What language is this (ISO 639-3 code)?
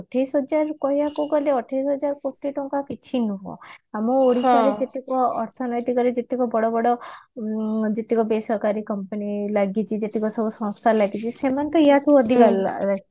ori